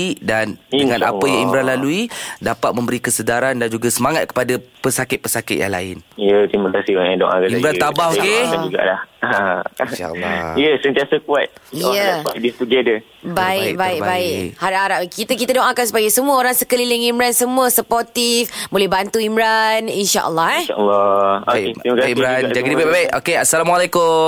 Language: Malay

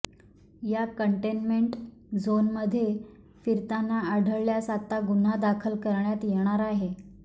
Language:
Marathi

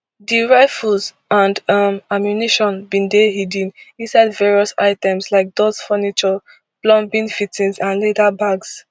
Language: Nigerian Pidgin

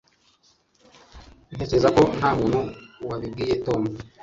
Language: Kinyarwanda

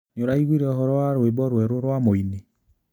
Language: Kikuyu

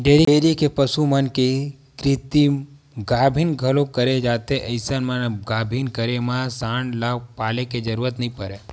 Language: Chhattisgarhi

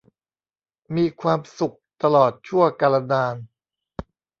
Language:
Thai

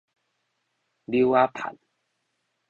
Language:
Min Nan Chinese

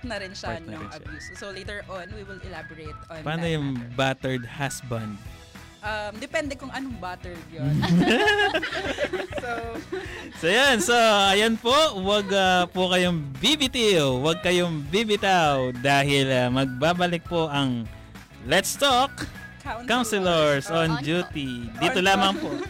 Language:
Filipino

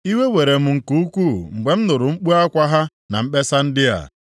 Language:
Igbo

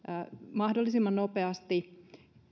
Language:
Finnish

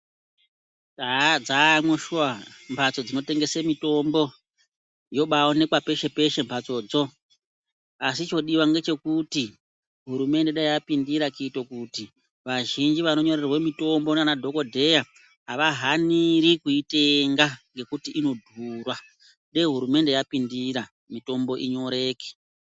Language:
Ndau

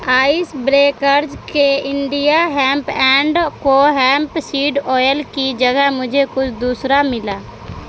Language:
Urdu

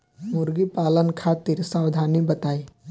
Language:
Bhojpuri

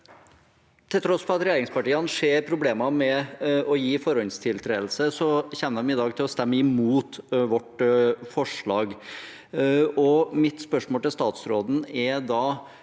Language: Norwegian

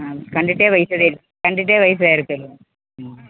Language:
Malayalam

